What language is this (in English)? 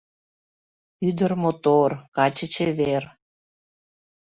Mari